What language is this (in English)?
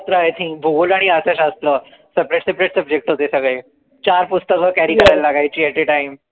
Marathi